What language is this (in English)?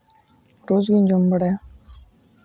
Santali